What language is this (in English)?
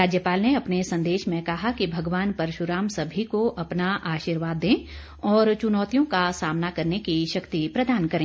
Hindi